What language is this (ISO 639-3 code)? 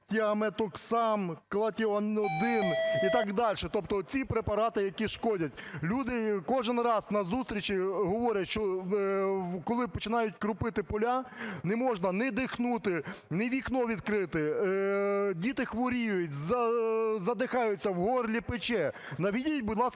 ukr